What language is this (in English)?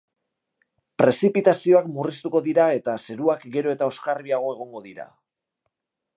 Basque